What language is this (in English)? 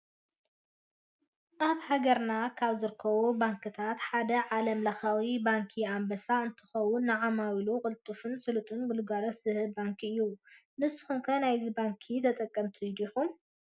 Tigrinya